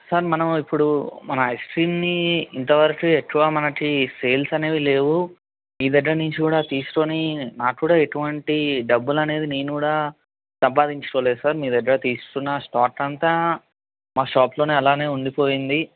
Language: Telugu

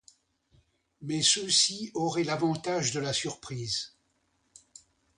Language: French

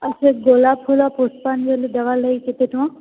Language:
Odia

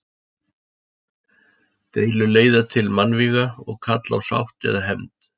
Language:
Icelandic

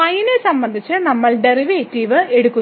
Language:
Malayalam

